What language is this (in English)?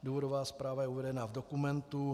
Czech